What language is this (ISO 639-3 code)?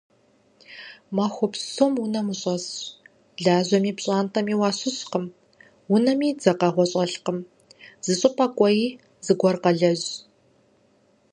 kbd